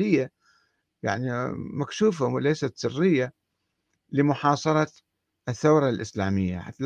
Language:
Arabic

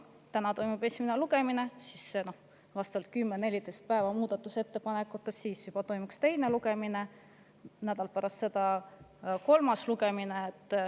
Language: Estonian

